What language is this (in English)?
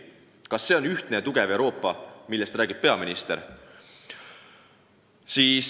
Estonian